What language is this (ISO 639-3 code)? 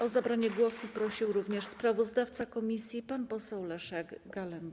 pol